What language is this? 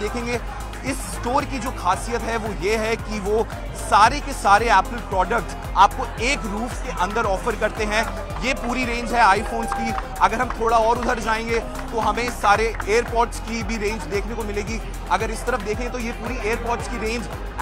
Hindi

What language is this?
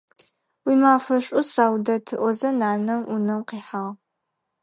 Adyghe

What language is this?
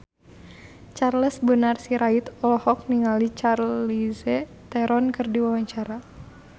Sundanese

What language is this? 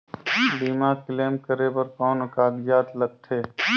Chhattisgarhi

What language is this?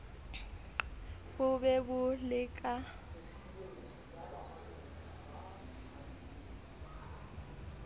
Southern Sotho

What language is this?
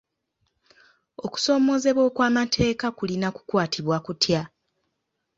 Ganda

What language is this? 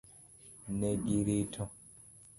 Luo (Kenya and Tanzania)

